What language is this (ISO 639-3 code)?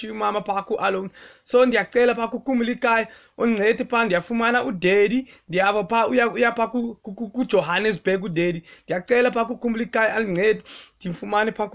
nld